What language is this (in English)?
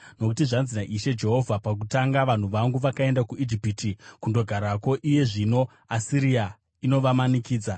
Shona